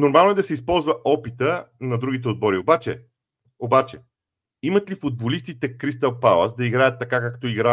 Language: Bulgarian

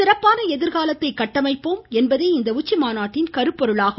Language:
Tamil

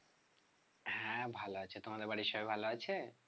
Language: Bangla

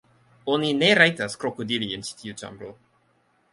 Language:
Esperanto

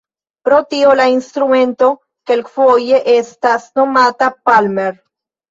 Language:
Esperanto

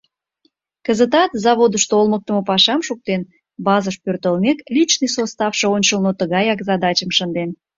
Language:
Mari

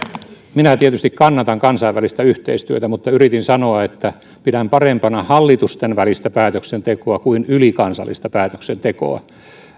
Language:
Finnish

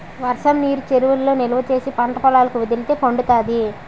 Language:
Telugu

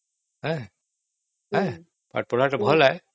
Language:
Odia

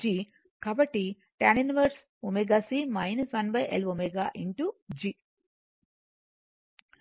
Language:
Telugu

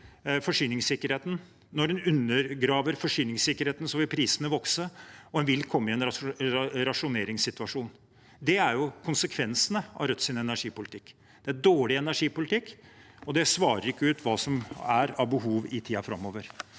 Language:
Norwegian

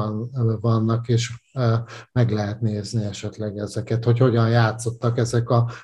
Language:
Hungarian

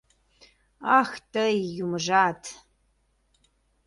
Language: Mari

